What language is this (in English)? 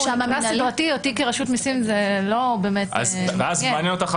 Hebrew